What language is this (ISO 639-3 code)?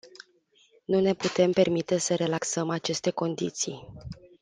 ron